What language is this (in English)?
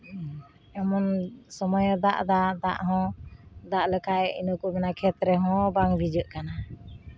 Santali